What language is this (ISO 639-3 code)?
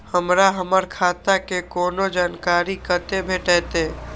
mai